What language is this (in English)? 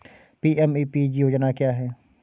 Hindi